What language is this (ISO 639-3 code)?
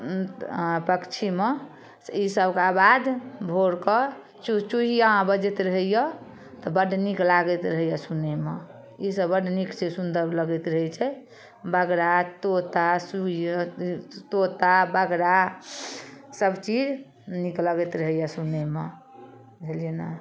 mai